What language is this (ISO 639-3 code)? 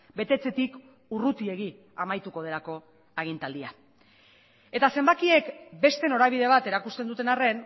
eus